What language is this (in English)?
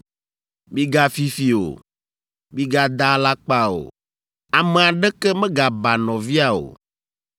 Ewe